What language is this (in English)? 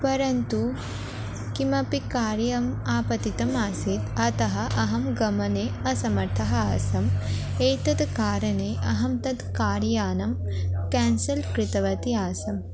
Sanskrit